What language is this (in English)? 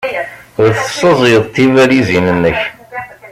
Kabyle